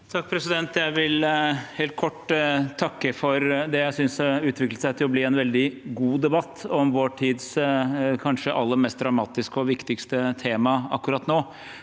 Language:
Norwegian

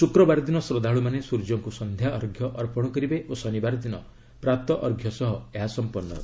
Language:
Odia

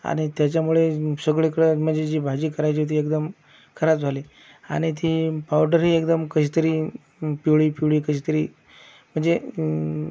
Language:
Marathi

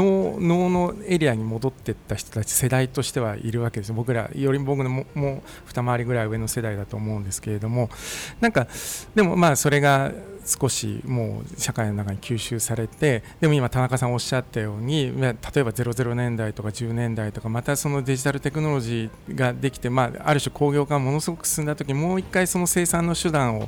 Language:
Japanese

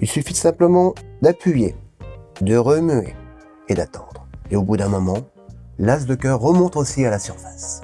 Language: French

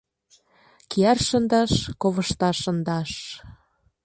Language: Mari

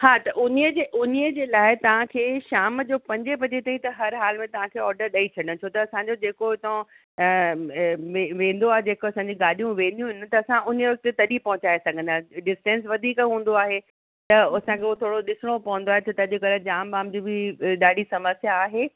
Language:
Sindhi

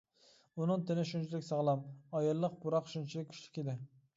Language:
Uyghur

